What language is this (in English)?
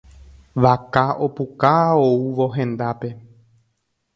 Guarani